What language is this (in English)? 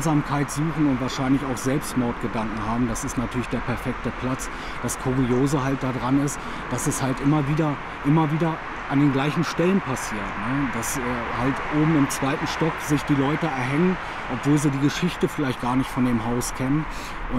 German